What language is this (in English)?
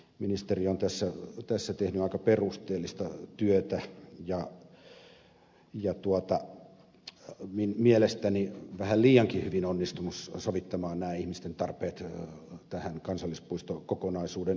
Finnish